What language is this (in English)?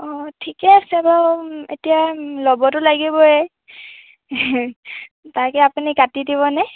Assamese